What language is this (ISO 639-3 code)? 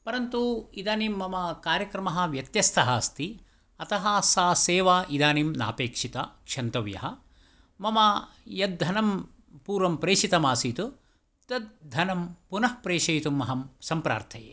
san